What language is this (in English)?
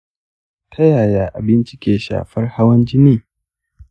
Hausa